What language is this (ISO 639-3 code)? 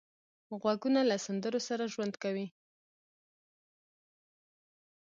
pus